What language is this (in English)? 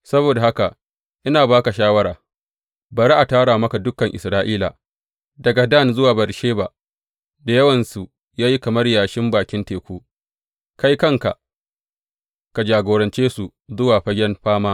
Hausa